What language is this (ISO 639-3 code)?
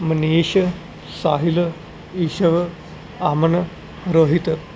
pan